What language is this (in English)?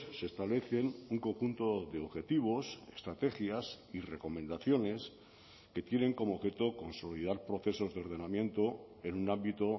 Spanish